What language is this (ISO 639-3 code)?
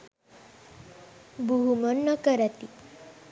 sin